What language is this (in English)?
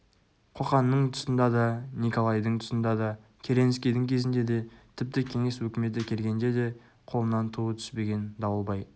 Kazakh